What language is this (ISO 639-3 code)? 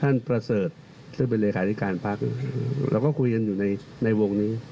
tha